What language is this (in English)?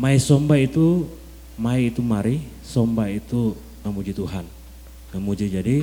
Malay